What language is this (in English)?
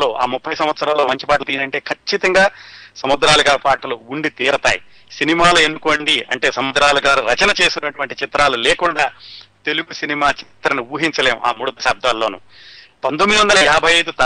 Telugu